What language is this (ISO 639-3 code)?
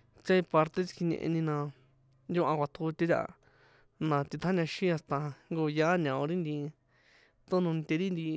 poe